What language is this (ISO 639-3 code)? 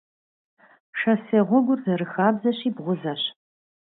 kbd